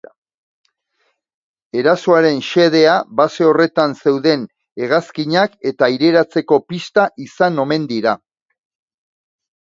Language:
Basque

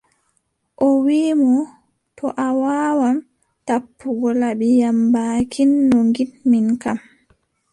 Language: Adamawa Fulfulde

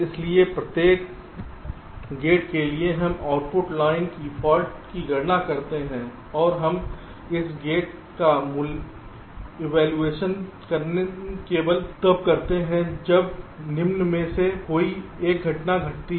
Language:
Hindi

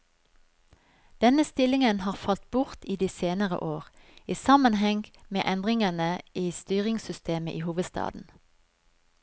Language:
Norwegian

